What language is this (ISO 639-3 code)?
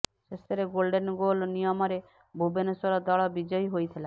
ori